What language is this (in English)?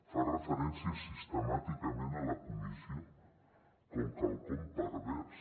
Catalan